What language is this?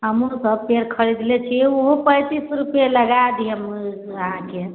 Maithili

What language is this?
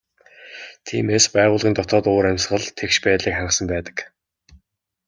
Mongolian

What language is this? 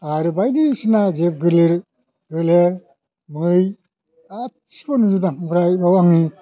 Bodo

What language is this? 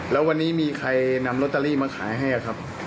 Thai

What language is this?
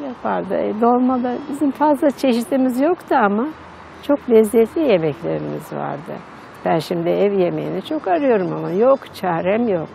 Turkish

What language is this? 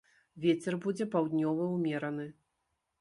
Belarusian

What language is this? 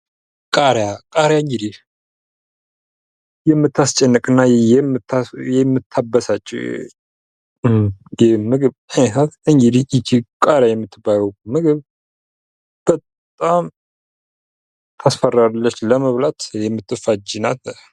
Amharic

